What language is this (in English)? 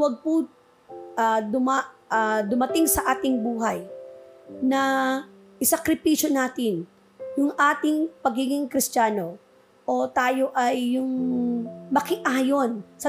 Filipino